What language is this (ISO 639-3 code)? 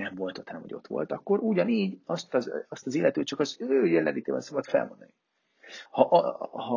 hun